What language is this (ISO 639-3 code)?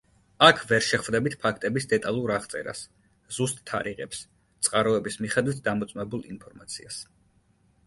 kat